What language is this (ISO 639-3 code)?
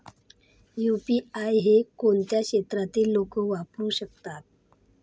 mar